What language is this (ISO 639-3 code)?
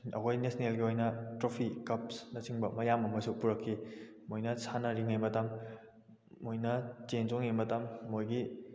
mni